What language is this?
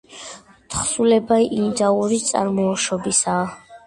Georgian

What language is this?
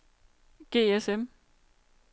Danish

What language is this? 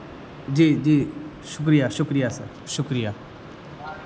Urdu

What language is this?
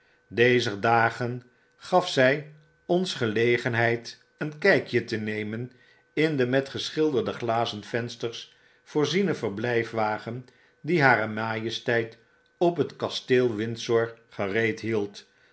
Dutch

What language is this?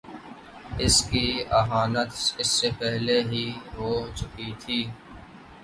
Urdu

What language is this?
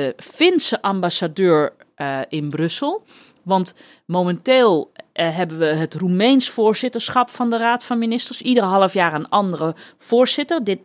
Dutch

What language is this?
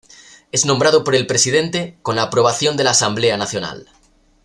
Spanish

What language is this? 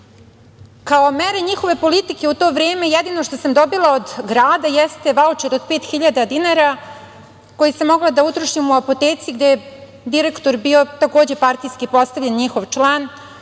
Serbian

